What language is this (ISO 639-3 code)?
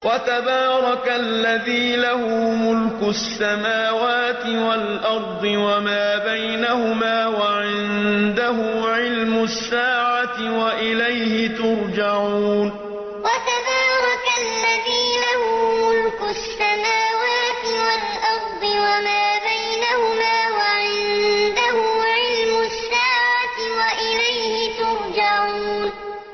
ara